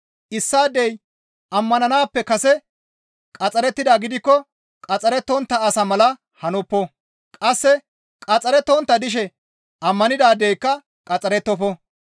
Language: Gamo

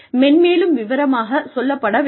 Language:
Tamil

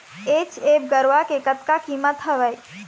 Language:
Chhattisgarhi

